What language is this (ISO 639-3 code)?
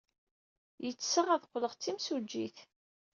kab